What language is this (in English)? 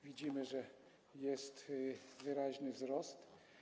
Polish